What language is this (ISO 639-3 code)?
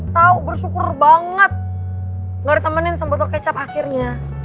ind